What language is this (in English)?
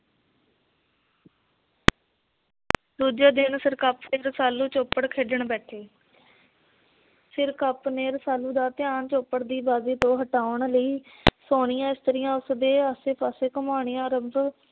Punjabi